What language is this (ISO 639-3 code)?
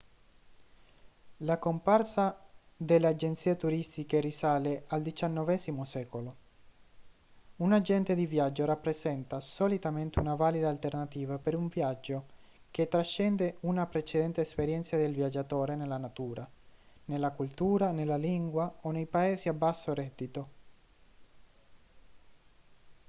ita